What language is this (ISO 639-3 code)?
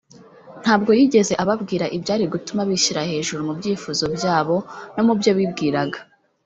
kin